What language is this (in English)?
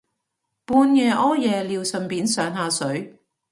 Cantonese